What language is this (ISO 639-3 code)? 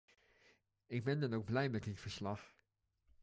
nld